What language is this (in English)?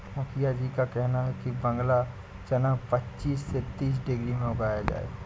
Hindi